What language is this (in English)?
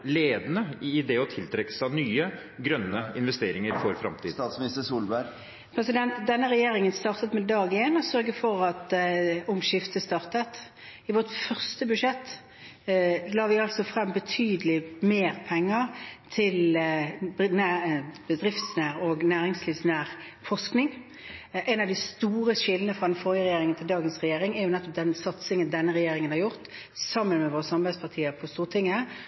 Norwegian Bokmål